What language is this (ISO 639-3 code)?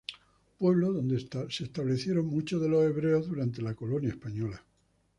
spa